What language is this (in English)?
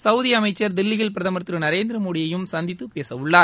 Tamil